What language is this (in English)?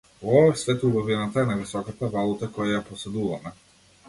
Macedonian